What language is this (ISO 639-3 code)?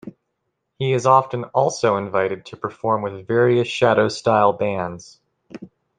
eng